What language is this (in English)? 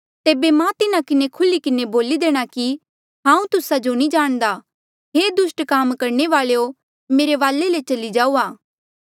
Mandeali